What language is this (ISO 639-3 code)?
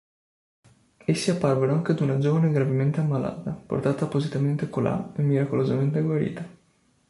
ita